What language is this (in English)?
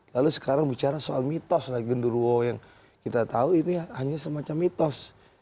Indonesian